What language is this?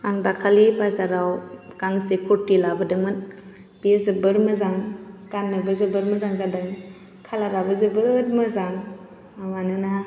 Bodo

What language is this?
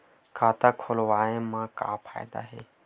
Chhattisgarhi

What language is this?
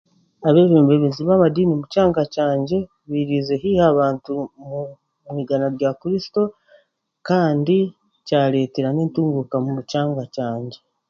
Chiga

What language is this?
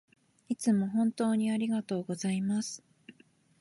Japanese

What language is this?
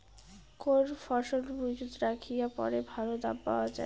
Bangla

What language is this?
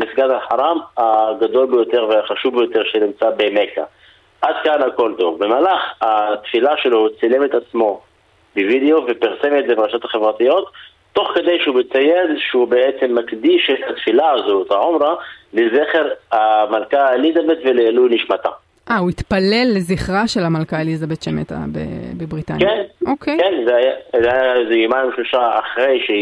Hebrew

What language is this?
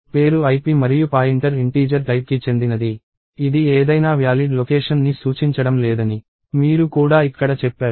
Telugu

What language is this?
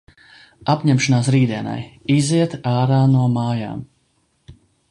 Latvian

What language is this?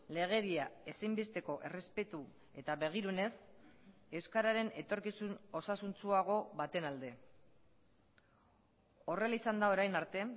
Basque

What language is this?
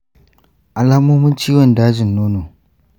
Hausa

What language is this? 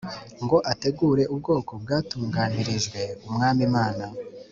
Kinyarwanda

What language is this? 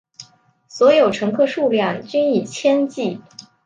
Chinese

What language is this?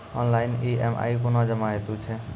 Maithili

